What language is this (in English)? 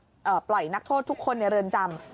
Thai